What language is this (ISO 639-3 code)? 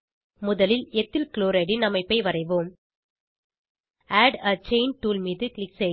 tam